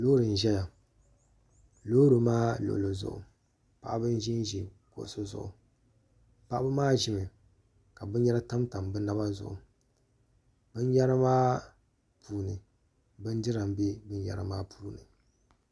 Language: Dagbani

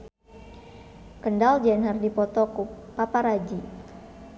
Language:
Sundanese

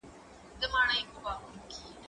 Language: Pashto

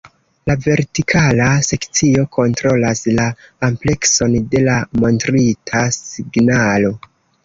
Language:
Esperanto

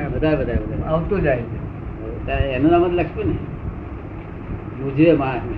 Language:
Gujarati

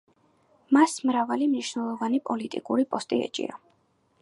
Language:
Georgian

